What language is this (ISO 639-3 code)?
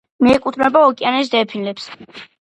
kat